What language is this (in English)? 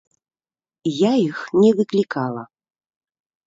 Belarusian